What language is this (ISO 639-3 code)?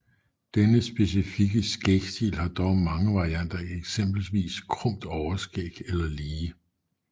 dan